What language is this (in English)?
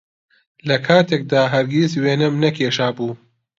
Central Kurdish